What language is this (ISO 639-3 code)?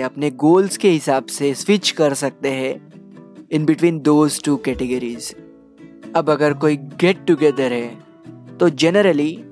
hin